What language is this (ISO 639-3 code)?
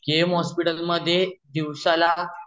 mar